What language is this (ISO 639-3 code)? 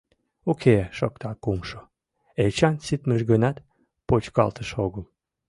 chm